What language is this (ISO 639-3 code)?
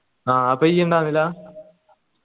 mal